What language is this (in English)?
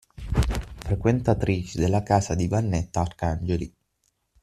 Italian